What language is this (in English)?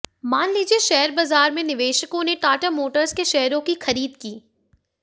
Hindi